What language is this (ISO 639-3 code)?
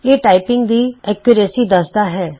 pan